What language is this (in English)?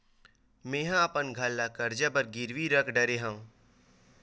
Chhattisgarhi